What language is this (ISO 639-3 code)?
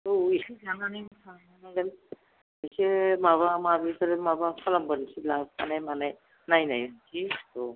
brx